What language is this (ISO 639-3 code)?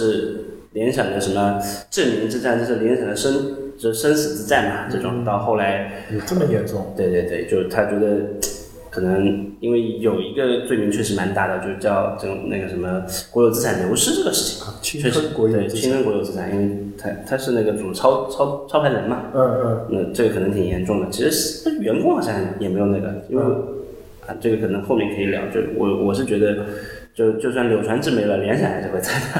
zho